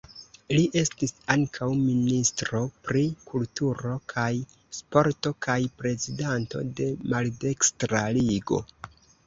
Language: Esperanto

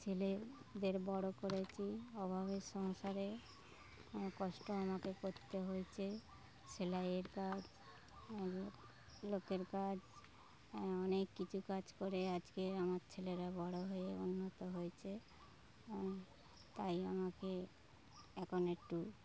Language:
Bangla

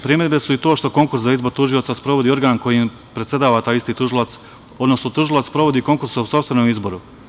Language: Serbian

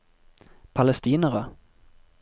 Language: Norwegian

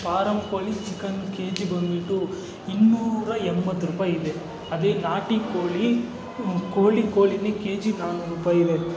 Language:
Kannada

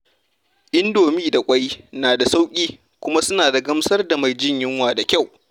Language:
Hausa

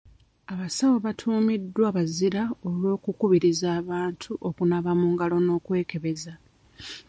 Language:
Ganda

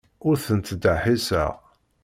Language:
Kabyle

